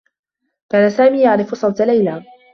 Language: Arabic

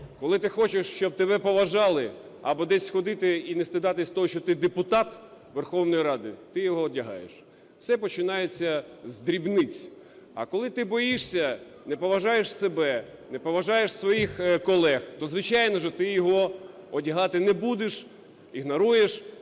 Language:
Ukrainian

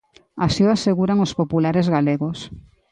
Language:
Galician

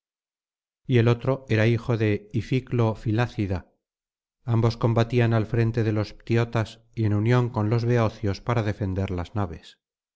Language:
Spanish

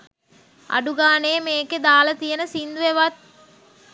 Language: Sinhala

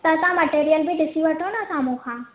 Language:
Sindhi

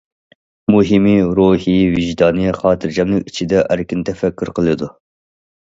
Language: Uyghur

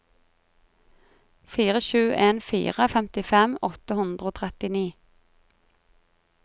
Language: Norwegian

